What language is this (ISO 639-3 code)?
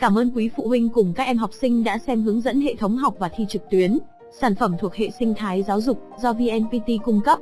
vie